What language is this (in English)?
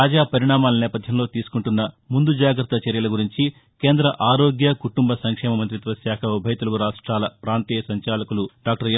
Telugu